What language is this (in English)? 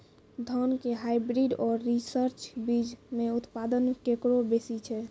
Maithili